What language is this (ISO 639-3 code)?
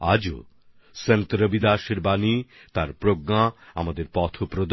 ben